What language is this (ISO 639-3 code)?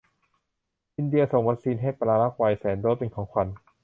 tha